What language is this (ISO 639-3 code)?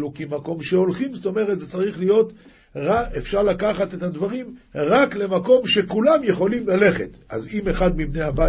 heb